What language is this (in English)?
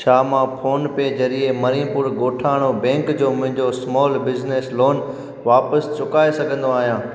Sindhi